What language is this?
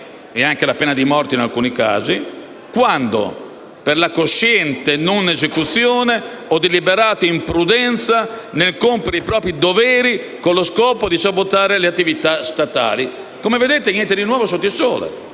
Italian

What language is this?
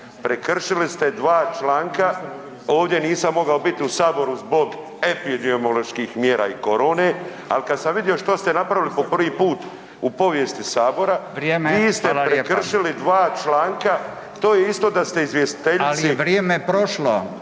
Croatian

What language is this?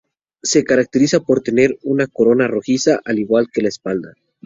Spanish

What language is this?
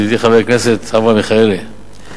Hebrew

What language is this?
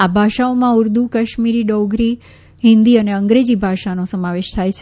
Gujarati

